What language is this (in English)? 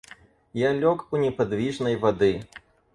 Russian